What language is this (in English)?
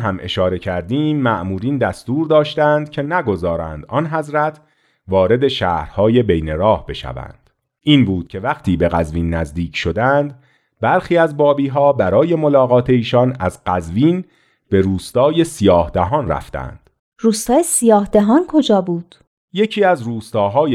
Persian